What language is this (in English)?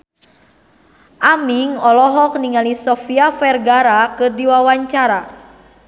Sundanese